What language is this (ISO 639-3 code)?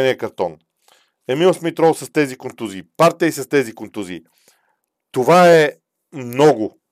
bul